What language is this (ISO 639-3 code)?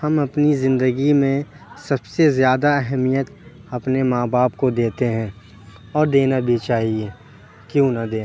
urd